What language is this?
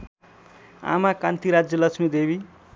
Nepali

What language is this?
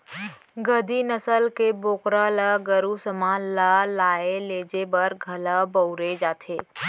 Chhattisgarhi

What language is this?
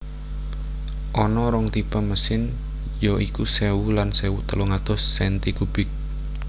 Javanese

